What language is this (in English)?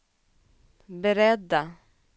Swedish